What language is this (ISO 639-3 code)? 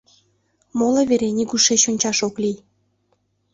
chm